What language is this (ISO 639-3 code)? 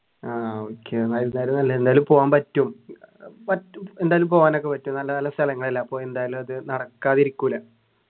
mal